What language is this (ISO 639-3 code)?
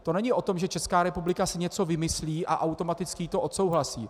ces